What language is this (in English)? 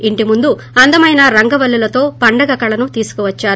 Telugu